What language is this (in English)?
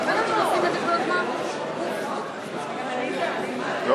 Hebrew